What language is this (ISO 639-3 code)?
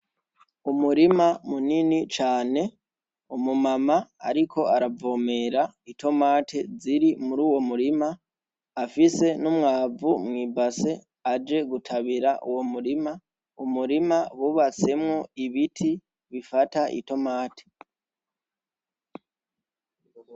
run